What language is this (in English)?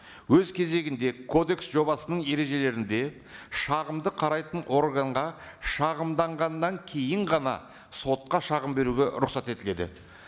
Kazakh